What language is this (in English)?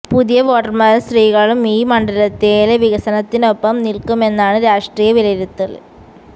Malayalam